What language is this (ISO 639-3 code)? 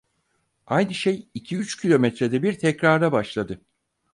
tur